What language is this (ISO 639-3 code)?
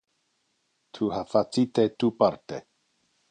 ina